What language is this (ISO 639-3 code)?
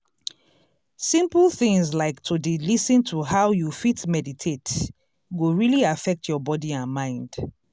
pcm